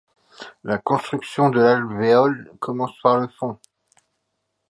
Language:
French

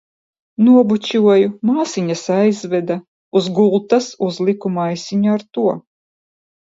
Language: Latvian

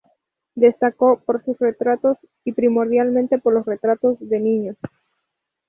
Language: Spanish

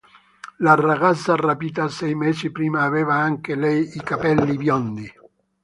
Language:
Italian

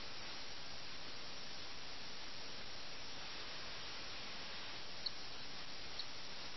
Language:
Malayalam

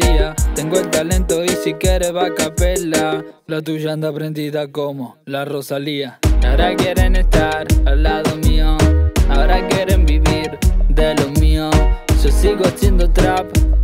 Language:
Spanish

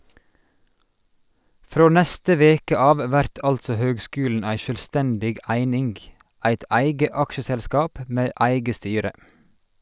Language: Norwegian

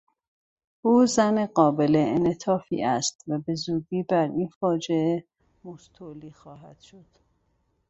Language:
Persian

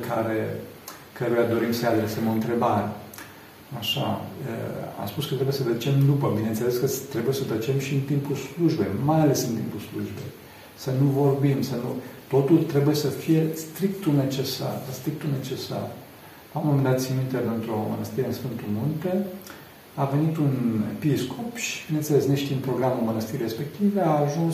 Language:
Romanian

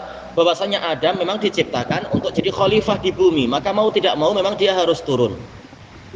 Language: Indonesian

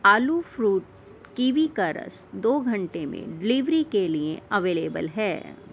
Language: Urdu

